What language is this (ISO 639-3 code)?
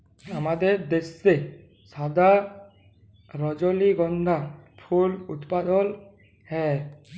ben